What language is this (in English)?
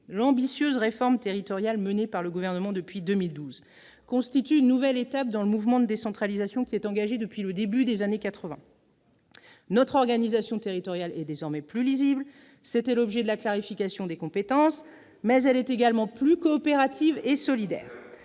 French